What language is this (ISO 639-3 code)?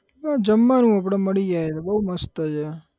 guj